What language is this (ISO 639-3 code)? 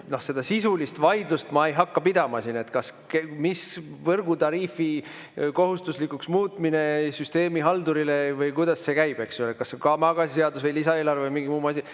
est